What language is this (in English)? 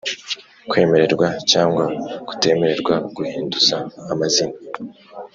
Kinyarwanda